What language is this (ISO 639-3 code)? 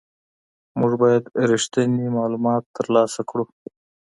pus